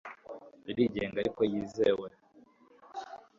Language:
Kinyarwanda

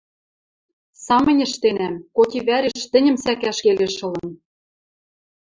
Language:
Western Mari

